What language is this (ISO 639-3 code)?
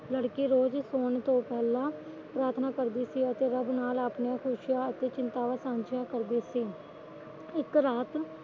pan